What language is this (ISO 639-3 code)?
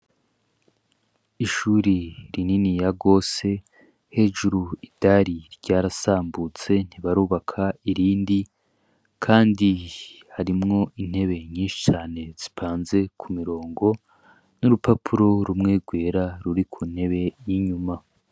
run